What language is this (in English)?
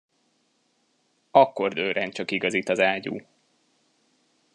Hungarian